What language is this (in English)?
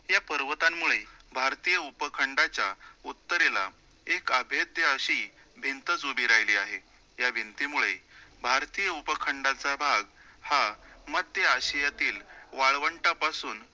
Marathi